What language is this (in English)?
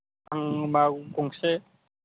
Bodo